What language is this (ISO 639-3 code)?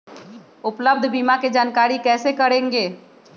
mag